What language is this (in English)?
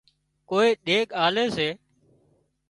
Wadiyara Koli